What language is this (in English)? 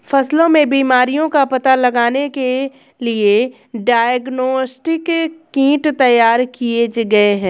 Hindi